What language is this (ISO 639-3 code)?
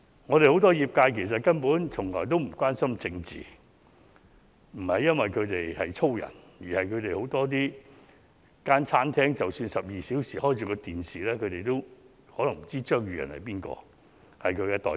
yue